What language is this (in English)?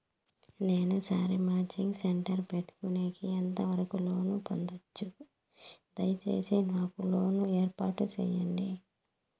Telugu